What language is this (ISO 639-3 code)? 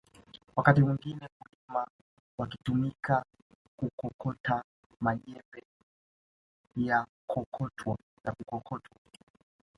swa